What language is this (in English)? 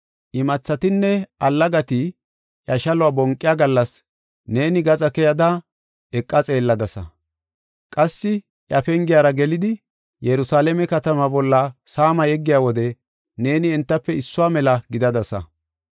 Gofa